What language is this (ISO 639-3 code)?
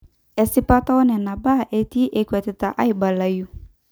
mas